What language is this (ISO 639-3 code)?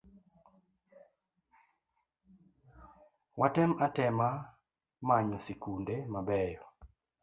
luo